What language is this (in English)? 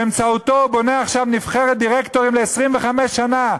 Hebrew